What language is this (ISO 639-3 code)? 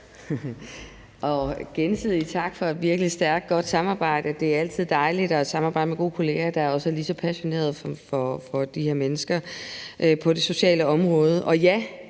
dan